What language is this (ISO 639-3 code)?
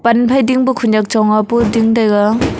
nnp